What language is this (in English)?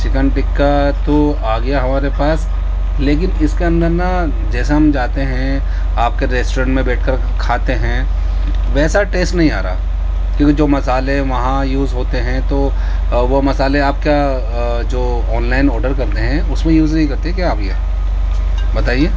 Urdu